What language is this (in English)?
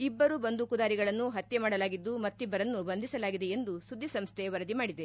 Kannada